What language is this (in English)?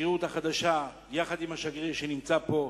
Hebrew